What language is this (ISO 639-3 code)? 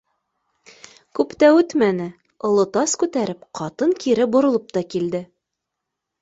bak